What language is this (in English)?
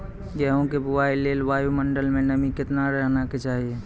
Maithili